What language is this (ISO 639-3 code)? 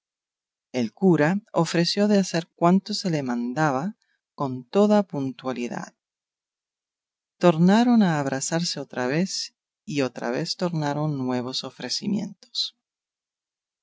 spa